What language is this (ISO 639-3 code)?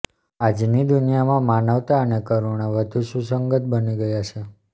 guj